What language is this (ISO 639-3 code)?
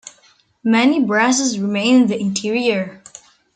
eng